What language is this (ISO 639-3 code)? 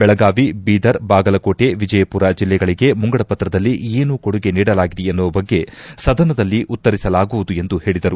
kan